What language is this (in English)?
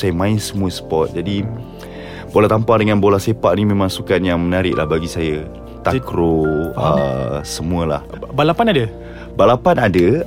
Malay